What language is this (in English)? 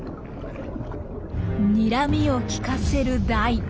Japanese